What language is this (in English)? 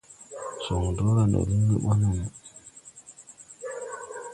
Tupuri